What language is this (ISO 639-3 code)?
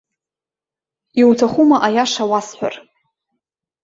abk